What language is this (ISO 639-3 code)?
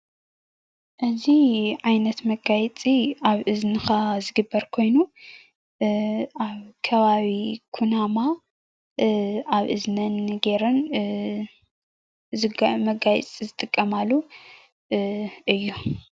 tir